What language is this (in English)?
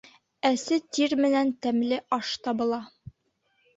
Bashkir